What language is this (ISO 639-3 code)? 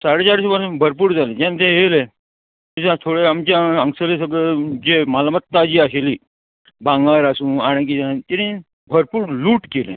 kok